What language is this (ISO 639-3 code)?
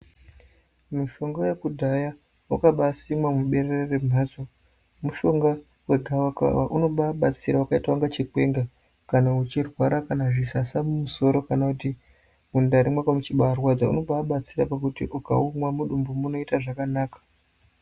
ndc